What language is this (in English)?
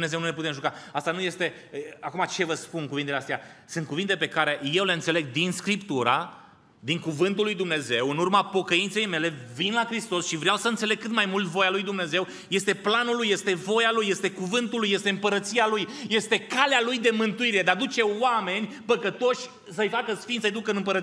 Romanian